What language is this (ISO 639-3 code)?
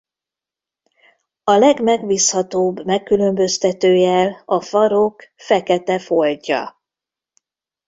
hun